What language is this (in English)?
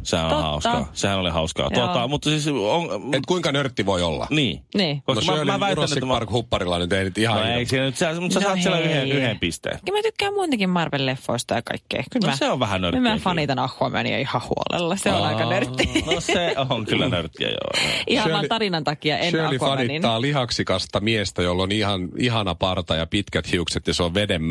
Finnish